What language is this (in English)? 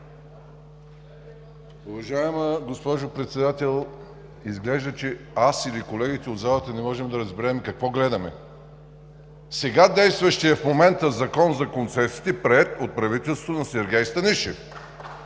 Bulgarian